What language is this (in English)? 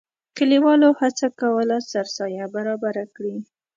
Pashto